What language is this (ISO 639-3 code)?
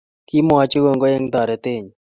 kln